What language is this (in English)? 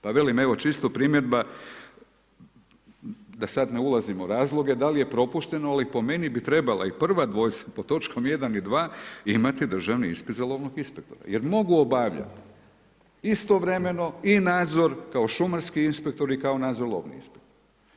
Croatian